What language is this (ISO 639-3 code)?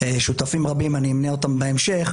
heb